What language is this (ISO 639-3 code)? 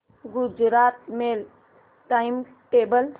mar